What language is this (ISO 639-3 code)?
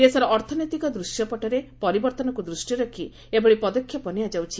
ori